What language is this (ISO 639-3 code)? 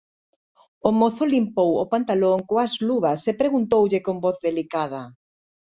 glg